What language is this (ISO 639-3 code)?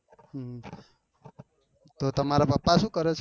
guj